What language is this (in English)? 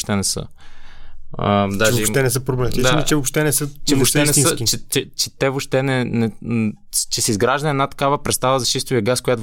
Bulgarian